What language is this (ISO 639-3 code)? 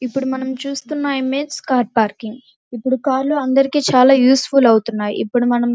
tel